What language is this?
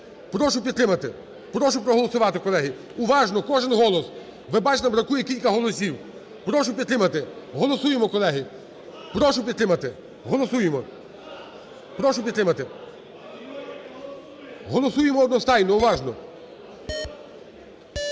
Ukrainian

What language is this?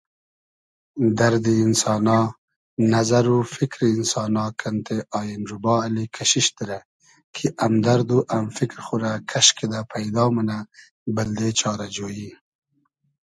Hazaragi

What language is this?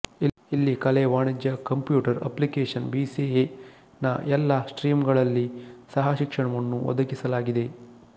Kannada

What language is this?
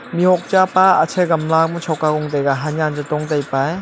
Wancho Naga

